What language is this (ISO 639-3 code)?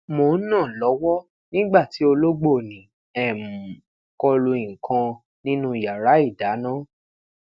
yor